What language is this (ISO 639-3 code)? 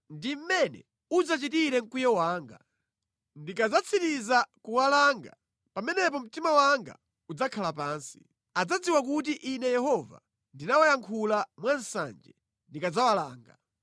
nya